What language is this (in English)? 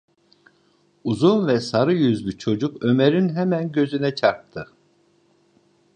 Turkish